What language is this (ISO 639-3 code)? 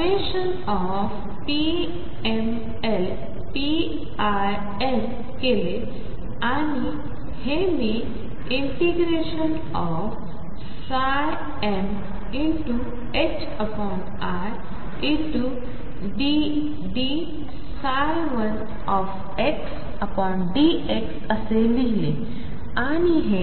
mar